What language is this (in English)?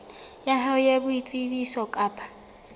Southern Sotho